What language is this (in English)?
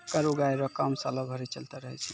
Maithili